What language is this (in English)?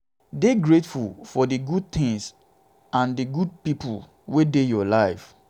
Nigerian Pidgin